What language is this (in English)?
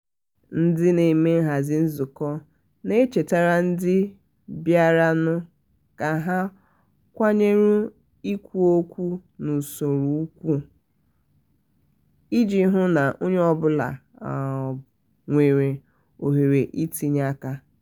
Igbo